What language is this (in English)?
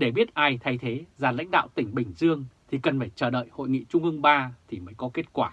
Vietnamese